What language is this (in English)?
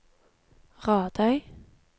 Norwegian